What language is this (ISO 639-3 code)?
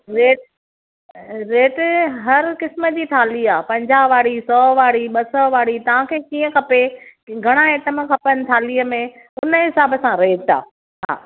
snd